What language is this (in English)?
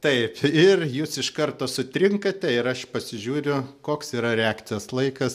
Lithuanian